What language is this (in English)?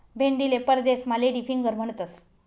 Marathi